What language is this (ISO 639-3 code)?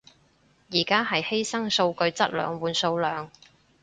yue